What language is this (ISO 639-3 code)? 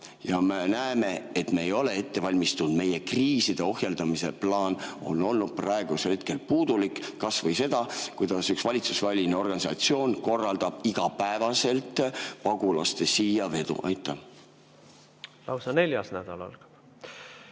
est